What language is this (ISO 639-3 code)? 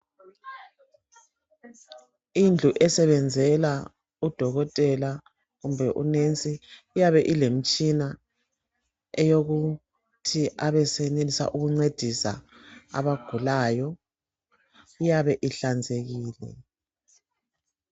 nde